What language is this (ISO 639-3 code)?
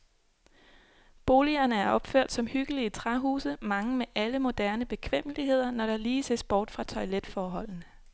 dan